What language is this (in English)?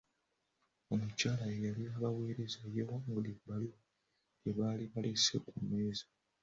Ganda